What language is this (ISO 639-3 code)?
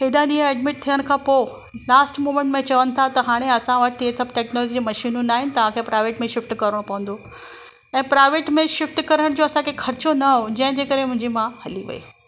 snd